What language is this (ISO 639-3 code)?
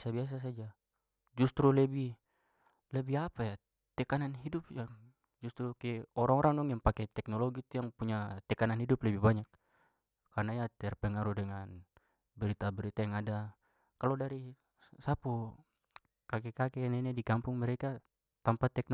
pmy